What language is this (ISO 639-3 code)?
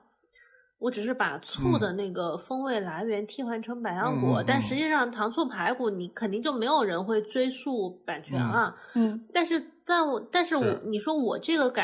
zho